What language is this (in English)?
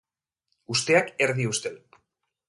Basque